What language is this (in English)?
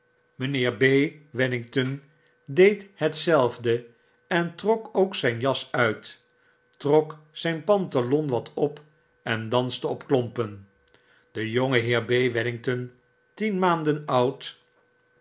Dutch